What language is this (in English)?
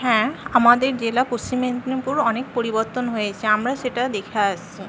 Bangla